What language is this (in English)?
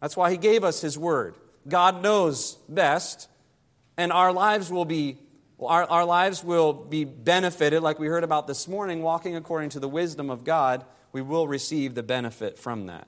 English